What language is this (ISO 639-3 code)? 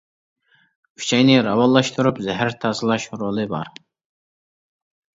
uig